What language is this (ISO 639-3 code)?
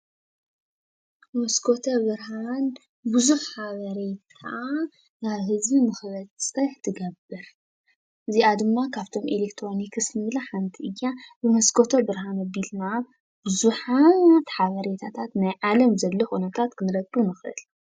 tir